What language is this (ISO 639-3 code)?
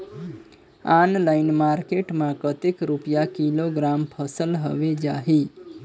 hne